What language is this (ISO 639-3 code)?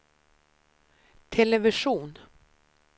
swe